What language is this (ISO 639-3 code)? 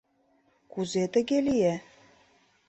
chm